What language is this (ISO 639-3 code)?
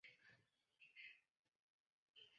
zho